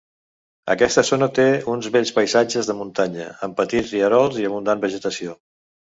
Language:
Catalan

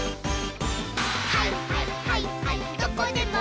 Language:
Japanese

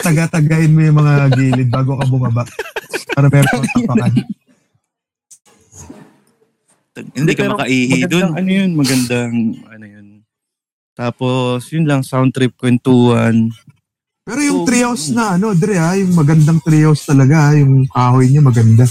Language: Filipino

